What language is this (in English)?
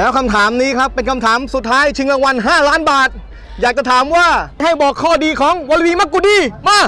Thai